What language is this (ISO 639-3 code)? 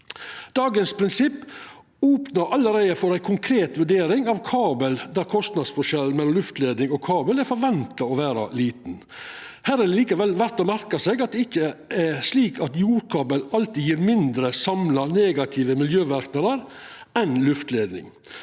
nor